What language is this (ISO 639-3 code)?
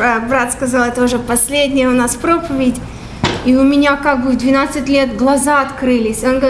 rus